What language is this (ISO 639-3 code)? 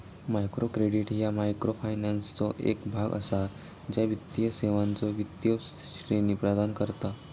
mar